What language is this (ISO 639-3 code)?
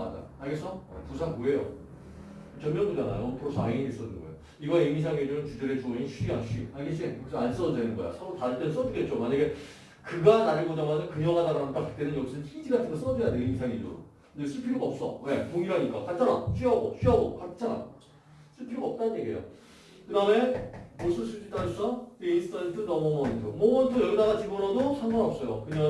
kor